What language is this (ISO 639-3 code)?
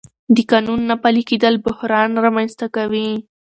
pus